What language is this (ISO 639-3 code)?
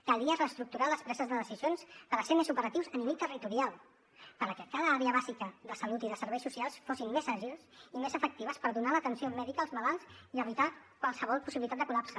cat